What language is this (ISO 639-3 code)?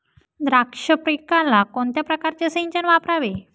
mar